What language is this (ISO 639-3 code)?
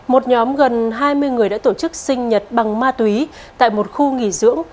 vie